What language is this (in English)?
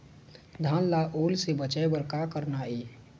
Chhattisgarhi